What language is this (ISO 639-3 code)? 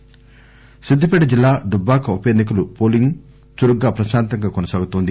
tel